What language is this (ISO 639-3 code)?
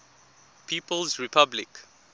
eng